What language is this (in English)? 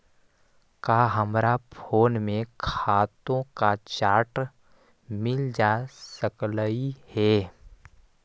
Magahi